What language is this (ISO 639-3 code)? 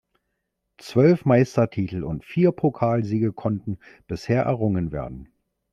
deu